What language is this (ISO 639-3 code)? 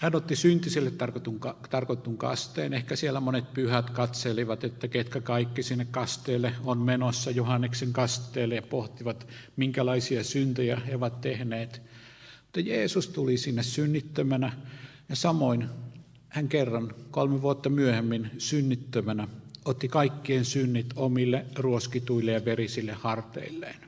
fin